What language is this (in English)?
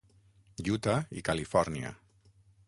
Catalan